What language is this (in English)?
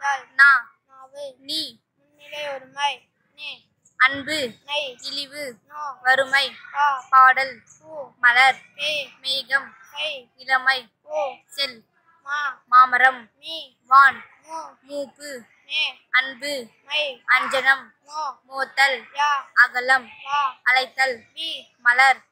Indonesian